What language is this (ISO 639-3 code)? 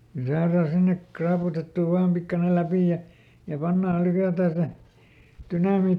fin